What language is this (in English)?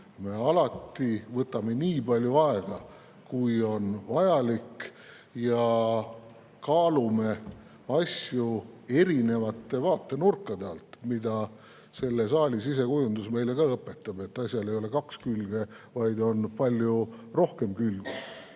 Estonian